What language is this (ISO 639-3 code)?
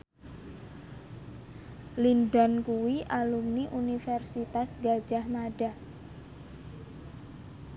jav